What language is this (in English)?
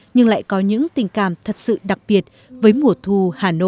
Vietnamese